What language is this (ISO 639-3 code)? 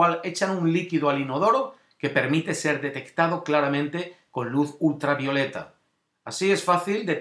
spa